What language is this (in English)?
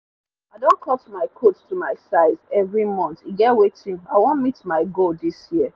Nigerian Pidgin